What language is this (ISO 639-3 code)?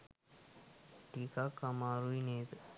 sin